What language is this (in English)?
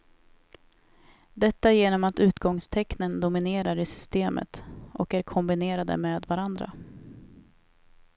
Swedish